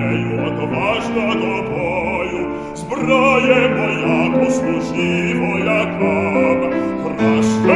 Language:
Ukrainian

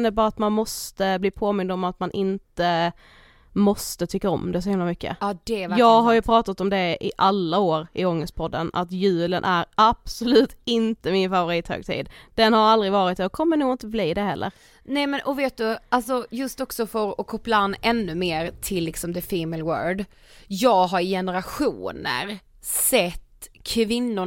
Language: Swedish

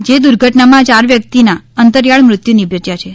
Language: Gujarati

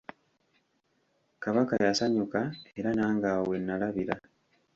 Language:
Ganda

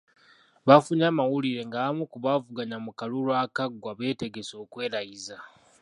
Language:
Ganda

